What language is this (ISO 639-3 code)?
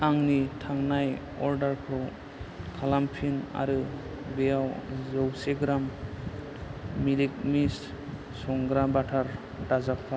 brx